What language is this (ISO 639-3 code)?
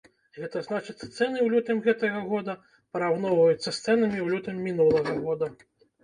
bel